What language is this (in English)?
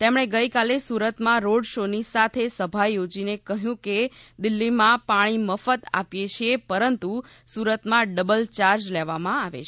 Gujarati